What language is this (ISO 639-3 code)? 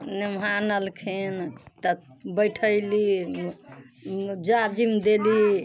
mai